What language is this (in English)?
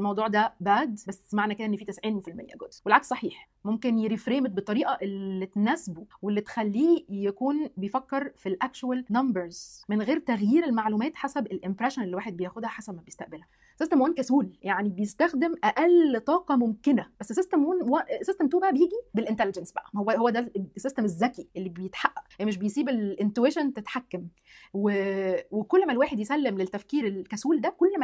Arabic